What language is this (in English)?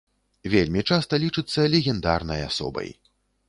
Belarusian